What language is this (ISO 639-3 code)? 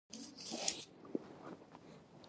pus